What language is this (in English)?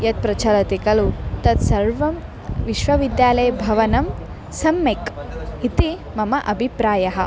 Sanskrit